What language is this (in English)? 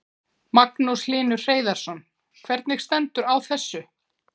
Icelandic